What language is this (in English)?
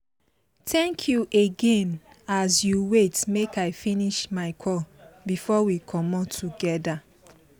Nigerian Pidgin